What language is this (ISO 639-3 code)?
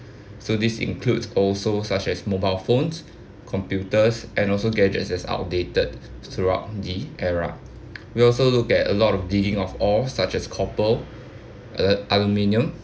eng